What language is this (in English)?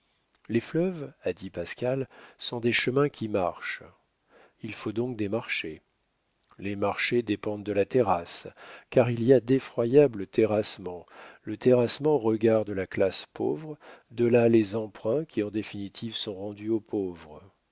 French